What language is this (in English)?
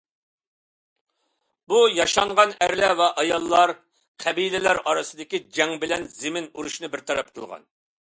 Uyghur